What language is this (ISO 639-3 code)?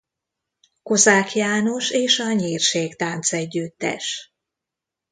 hun